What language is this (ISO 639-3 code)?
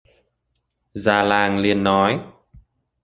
vie